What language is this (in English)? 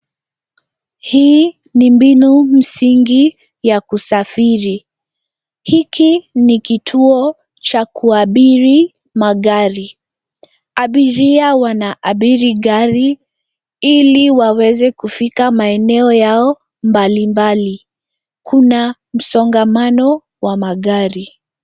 Swahili